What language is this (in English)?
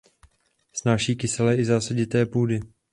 Czech